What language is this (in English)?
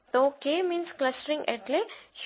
Gujarati